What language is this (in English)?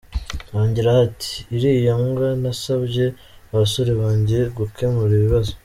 Kinyarwanda